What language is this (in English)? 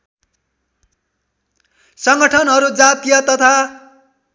Nepali